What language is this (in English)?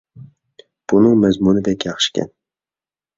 Uyghur